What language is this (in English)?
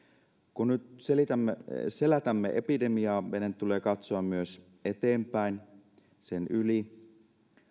Finnish